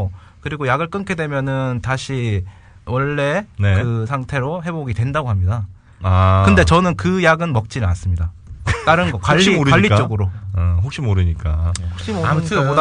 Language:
Korean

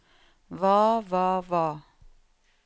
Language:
Norwegian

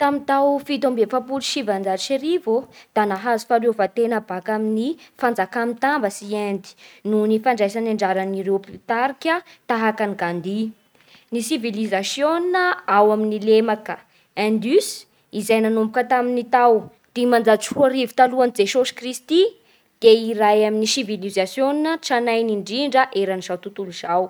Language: Bara Malagasy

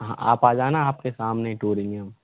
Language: Hindi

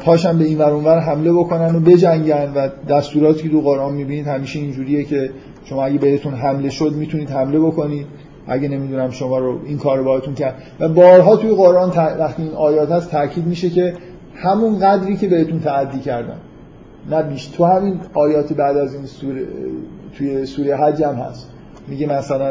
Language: Persian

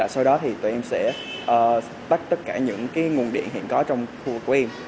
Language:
Vietnamese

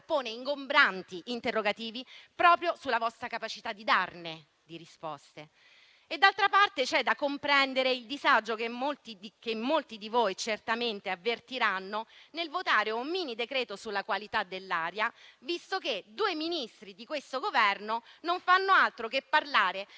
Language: Italian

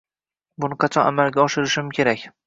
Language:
Uzbek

